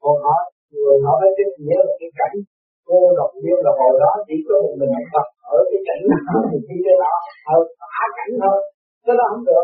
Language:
Vietnamese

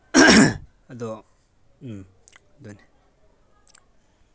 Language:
Manipuri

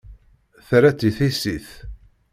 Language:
Kabyle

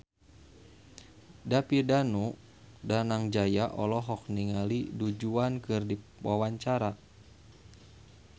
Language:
Sundanese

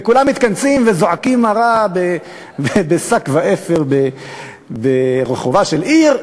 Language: Hebrew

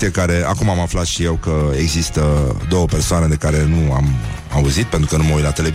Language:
Romanian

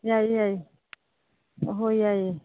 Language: Manipuri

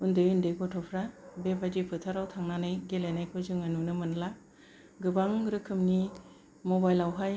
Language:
Bodo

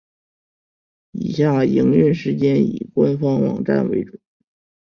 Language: Chinese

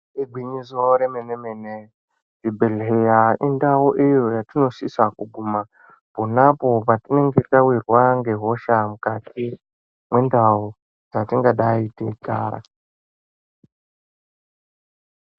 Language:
Ndau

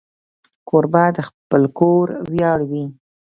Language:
Pashto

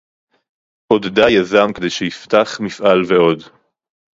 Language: Hebrew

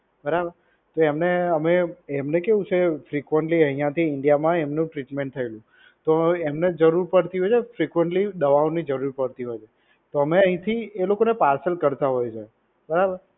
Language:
Gujarati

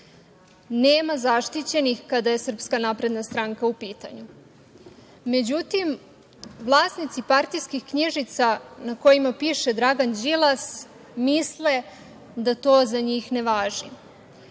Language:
Serbian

